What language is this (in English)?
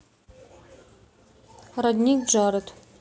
Russian